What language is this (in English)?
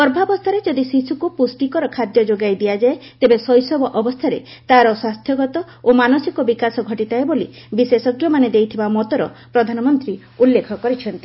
Odia